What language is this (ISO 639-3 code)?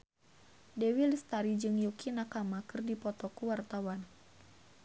sun